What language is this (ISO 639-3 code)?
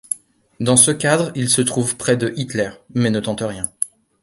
fra